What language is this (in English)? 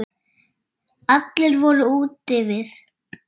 Icelandic